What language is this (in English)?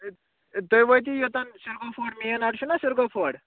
Kashmiri